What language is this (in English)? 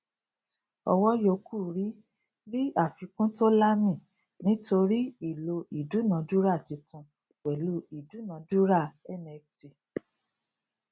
Yoruba